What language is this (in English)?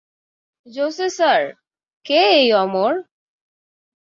Bangla